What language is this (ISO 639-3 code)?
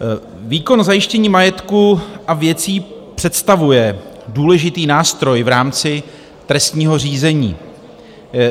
ces